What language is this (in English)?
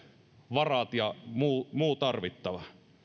Finnish